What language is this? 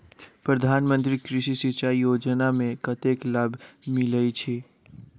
Maithili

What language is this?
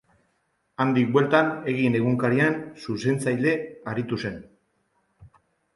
Basque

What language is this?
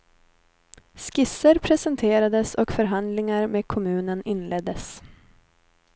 Swedish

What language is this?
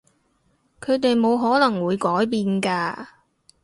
Cantonese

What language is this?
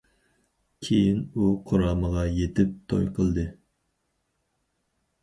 Uyghur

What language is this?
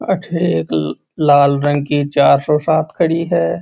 Marwari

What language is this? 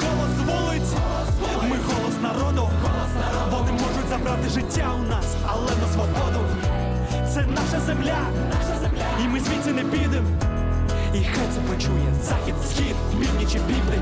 Ukrainian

